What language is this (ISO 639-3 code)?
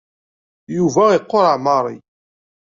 kab